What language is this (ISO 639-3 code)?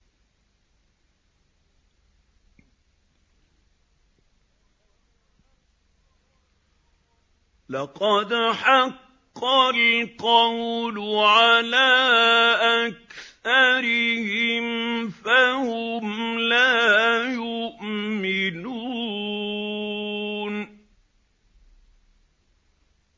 ara